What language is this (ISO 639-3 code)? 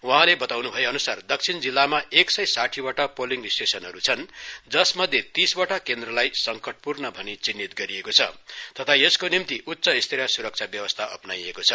nep